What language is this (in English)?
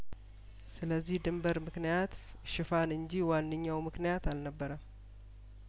Amharic